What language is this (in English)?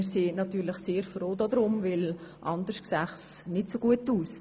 Swiss German